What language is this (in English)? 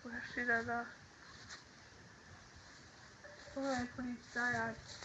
German